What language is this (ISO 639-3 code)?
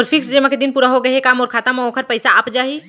hne